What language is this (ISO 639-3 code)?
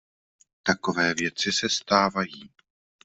ces